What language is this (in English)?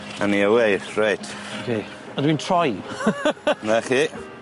Welsh